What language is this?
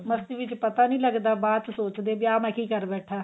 Punjabi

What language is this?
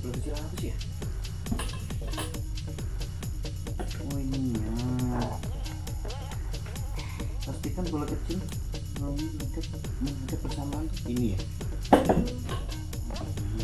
Indonesian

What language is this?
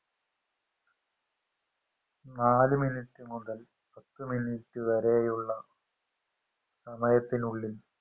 Malayalam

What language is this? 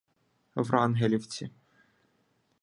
Ukrainian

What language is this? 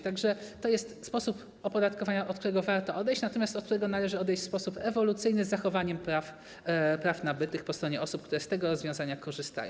Polish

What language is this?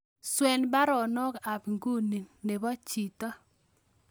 Kalenjin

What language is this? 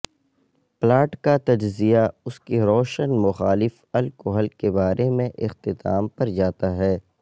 Urdu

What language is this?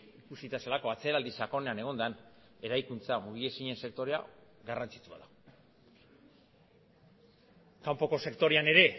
Basque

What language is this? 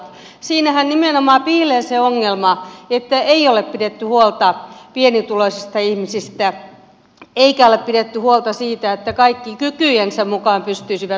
Finnish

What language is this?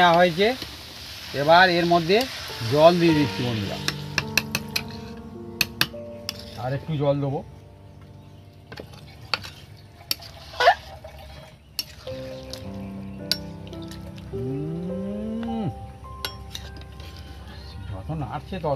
Bangla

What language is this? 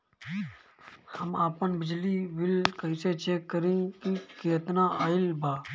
Bhojpuri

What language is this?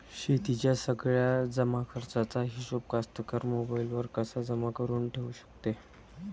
Marathi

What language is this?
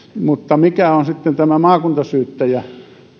Finnish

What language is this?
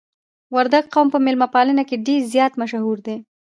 Pashto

